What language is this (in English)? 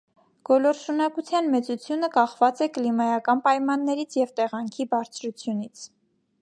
Armenian